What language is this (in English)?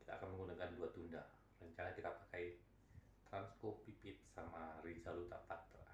Indonesian